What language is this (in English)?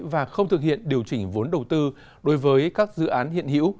Vietnamese